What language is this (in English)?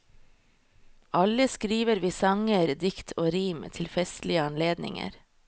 Norwegian